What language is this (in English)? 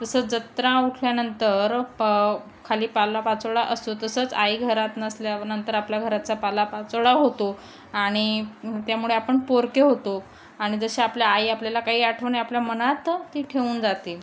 Marathi